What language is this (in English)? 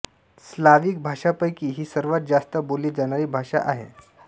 Marathi